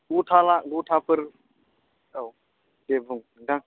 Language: Bodo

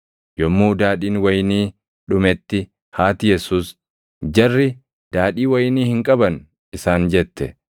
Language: Oromo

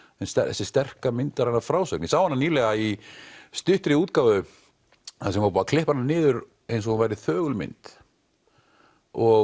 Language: Icelandic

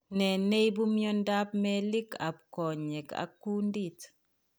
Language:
Kalenjin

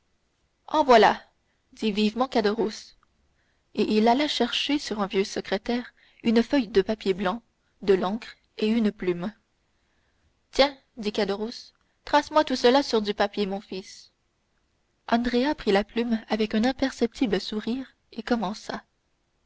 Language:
French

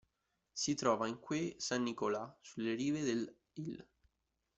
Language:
Italian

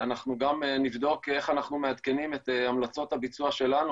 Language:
Hebrew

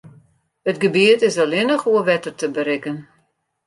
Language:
Western Frisian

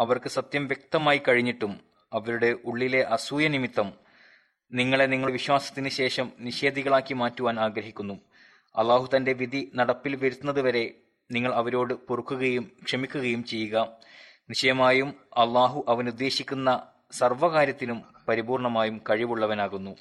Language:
Malayalam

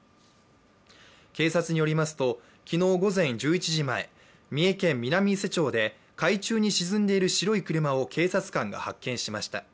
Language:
Japanese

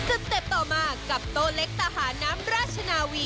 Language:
Thai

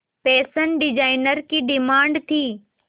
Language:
Hindi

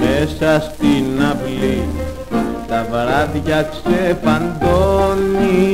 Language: Greek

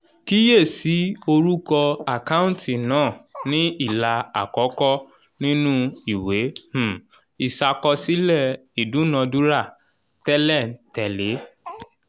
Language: Yoruba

